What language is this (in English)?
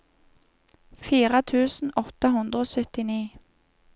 Norwegian